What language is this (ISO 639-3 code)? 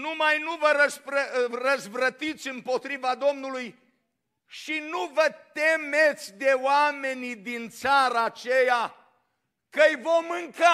ron